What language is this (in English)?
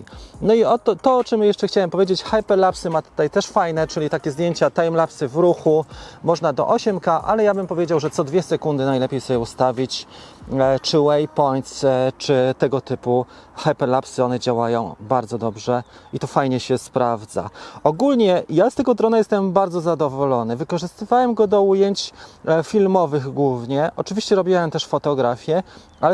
Polish